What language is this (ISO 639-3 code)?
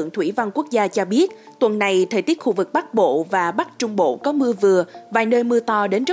vie